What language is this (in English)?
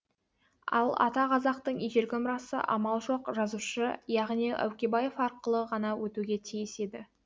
Kazakh